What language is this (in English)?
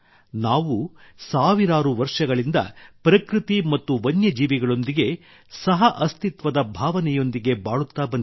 Kannada